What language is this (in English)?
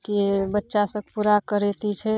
Maithili